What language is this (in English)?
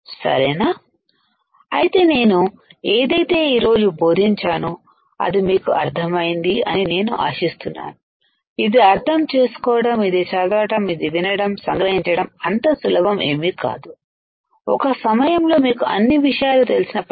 Telugu